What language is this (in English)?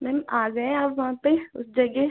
Hindi